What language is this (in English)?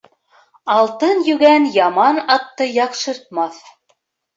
Bashkir